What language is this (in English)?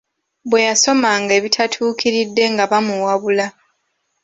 Ganda